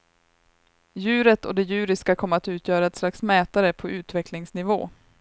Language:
Swedish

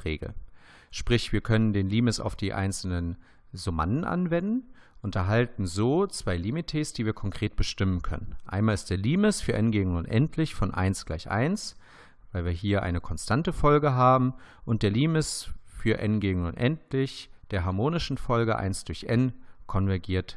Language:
German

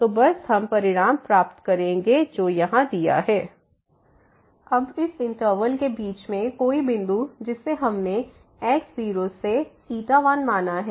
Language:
Hindi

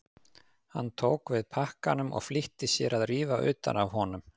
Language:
Icelandic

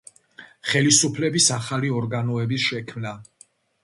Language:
Georgian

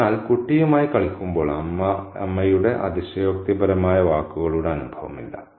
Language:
Malayalam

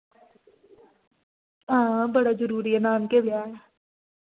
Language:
Dogri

